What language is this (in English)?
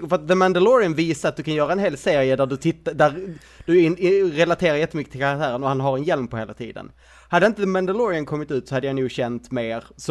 Swedish